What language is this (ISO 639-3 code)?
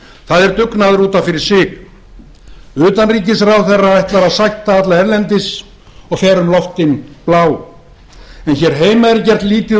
isl